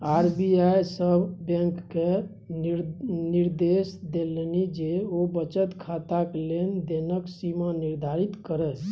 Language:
Maithili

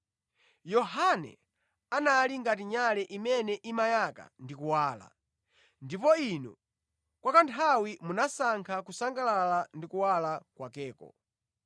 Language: Nyanja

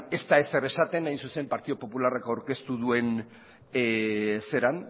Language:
Basque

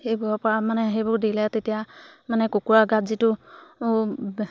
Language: Assamese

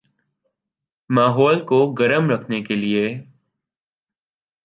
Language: Urdu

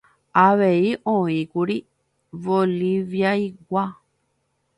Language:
Guarani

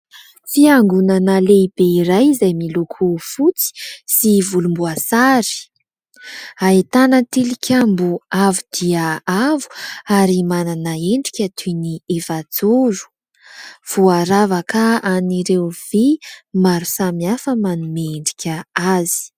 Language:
Malagasy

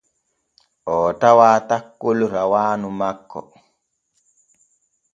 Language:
Borgu Fulfulde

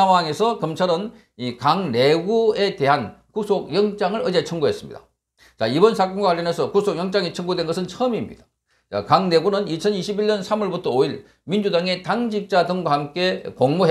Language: Korean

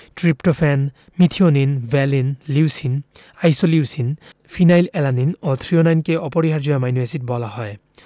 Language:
Bangla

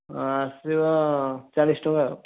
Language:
Odia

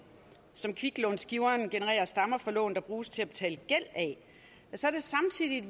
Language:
Danish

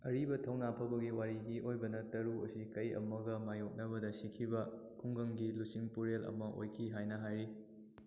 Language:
Manipuri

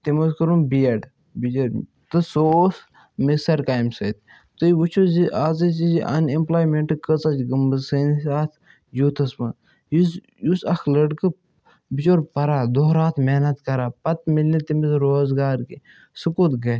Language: Kashmiri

